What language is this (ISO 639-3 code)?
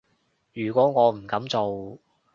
yue